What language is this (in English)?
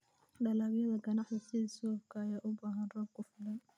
Somali